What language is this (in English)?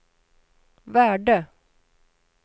Swedish